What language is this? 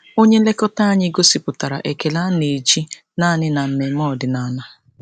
Igbo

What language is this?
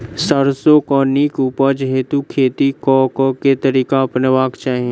Maithili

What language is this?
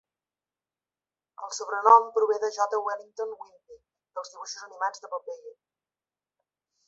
Catalan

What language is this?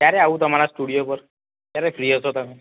Gujarati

